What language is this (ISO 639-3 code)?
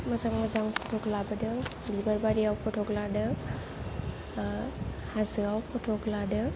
brx